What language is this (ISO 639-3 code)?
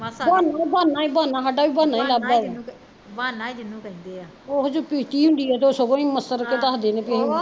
pan